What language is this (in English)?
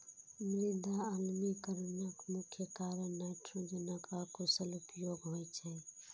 Maithili